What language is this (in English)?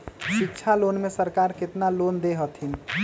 Magahi